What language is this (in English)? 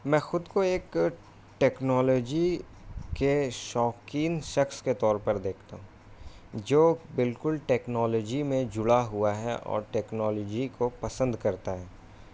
Urdu